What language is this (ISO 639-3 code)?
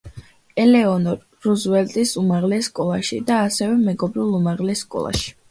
kat